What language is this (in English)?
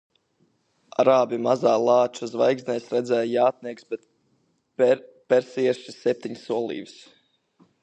Latvian